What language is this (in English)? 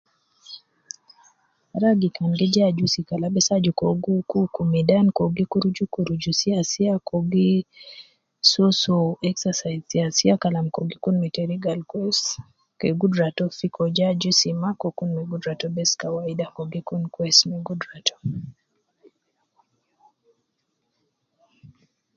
Nubi